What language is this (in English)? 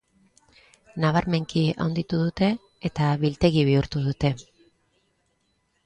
Basque